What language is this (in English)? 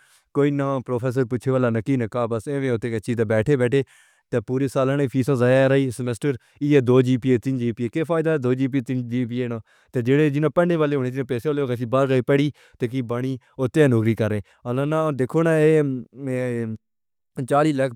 Pahari-Potwari